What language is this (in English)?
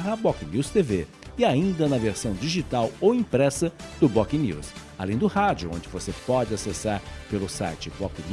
Portuguese